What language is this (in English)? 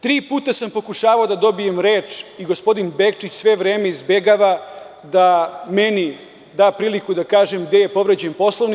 Serbian